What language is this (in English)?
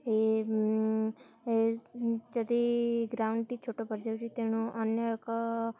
Odia